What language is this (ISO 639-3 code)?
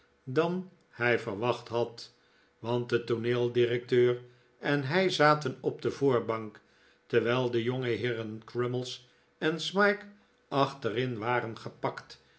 nld